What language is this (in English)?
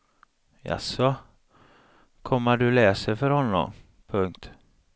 Swedish